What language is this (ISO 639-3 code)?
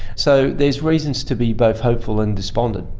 eng